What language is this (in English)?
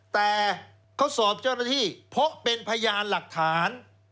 Thai